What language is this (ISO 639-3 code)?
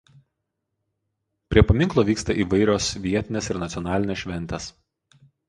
lit